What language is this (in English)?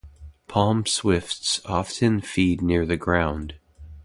English